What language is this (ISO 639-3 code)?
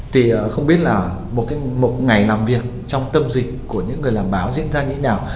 vie